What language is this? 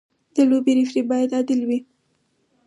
Pashto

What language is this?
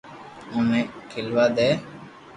Loarki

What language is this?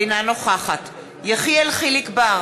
Hebrew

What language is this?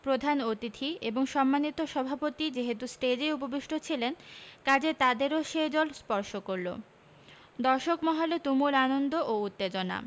Bangla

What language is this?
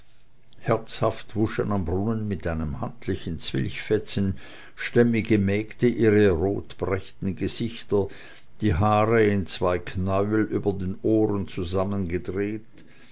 German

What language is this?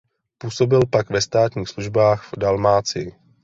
Czech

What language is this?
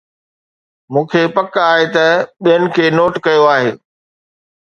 Sindhi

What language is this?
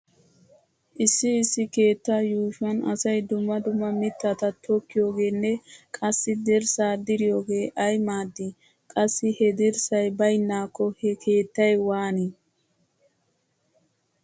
Wolaytta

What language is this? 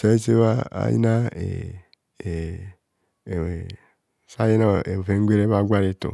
Kohumono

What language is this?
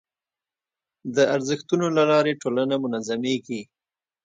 Pashto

